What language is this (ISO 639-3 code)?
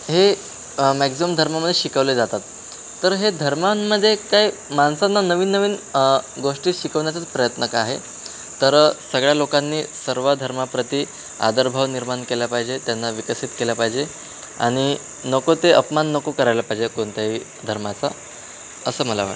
mar